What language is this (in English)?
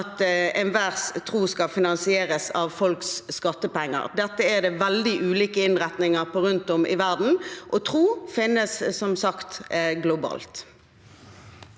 Norwegian